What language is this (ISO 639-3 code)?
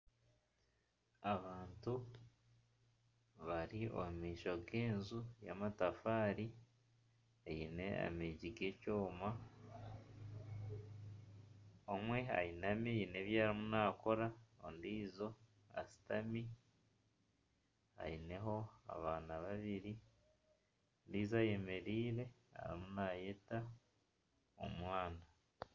nyn